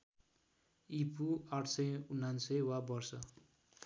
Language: Nepali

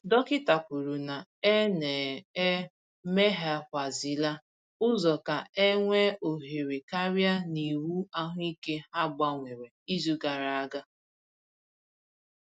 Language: Igbo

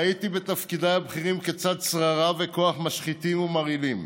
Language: Hebrew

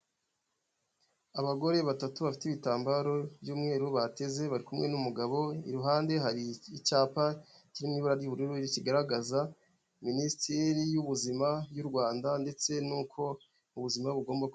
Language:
Kinyarwanda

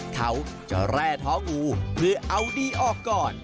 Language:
Thai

